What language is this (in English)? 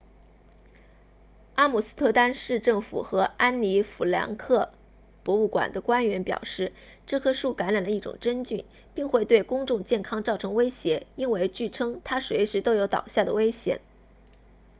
Chinese